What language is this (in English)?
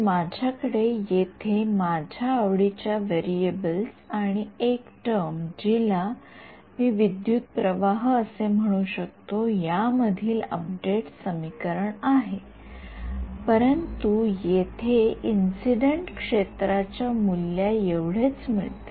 Marathi